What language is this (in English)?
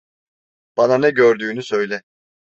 Turkish